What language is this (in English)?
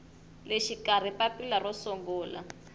Tsonga